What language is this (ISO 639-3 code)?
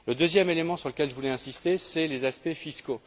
fra